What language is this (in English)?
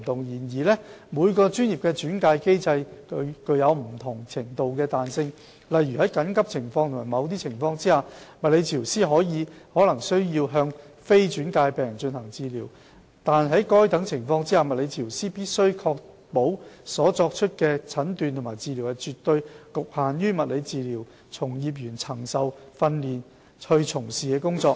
Cantonese